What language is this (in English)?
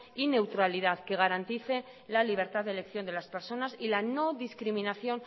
Spanish